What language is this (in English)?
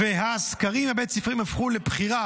Hebrew